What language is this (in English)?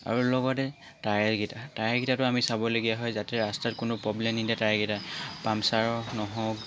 Assamese